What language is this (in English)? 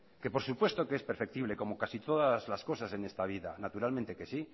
Spanish